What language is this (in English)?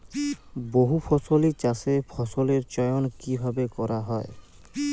Bangla